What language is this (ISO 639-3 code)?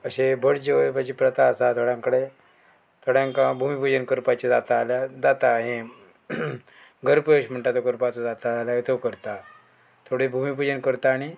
kok